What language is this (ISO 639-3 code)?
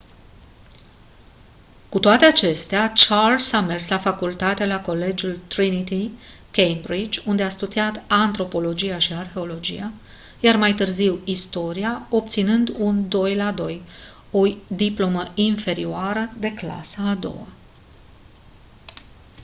ron